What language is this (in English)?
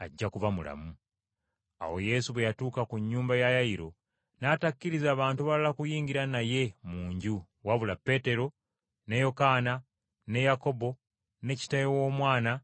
Ganda